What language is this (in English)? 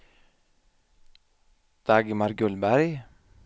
Swedish